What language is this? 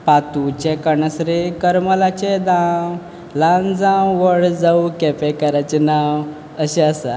Konkani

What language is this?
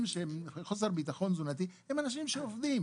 Hebrew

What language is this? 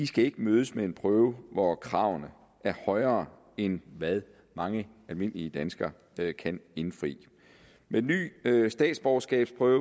Danish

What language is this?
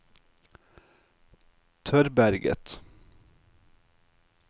Norwegian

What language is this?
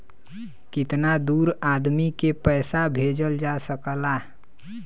Bhojpuri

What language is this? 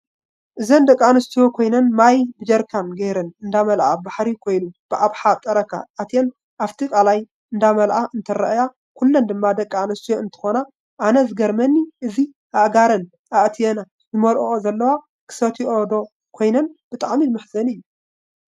Tigrinya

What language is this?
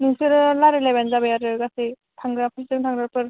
Bodo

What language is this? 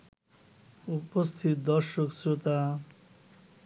Bangla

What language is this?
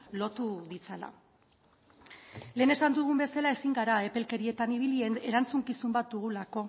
Basque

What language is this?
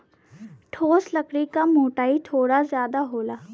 Bhojpuri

